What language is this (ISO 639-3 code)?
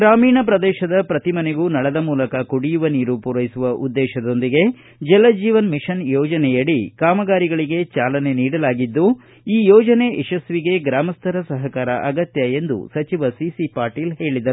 kan